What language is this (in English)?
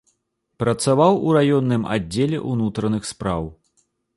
Belarusian